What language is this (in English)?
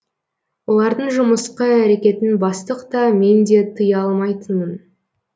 Kazakh